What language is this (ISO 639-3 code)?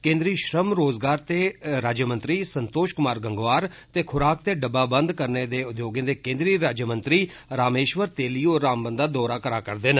doi